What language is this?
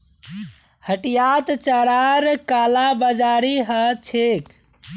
Magahi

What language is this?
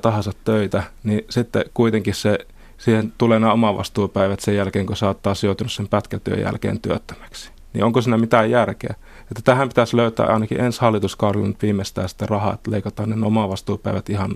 Finnish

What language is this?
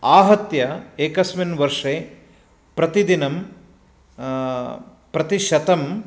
Sanskrit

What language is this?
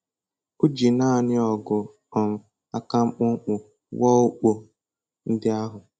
Igbo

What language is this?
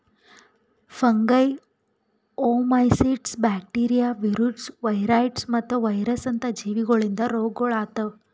Kannada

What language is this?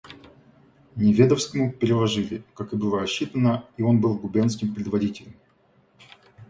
Russian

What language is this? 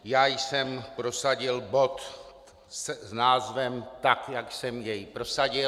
Czech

